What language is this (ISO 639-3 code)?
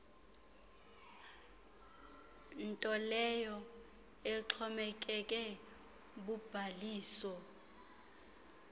xho